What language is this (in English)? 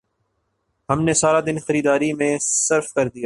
Urdu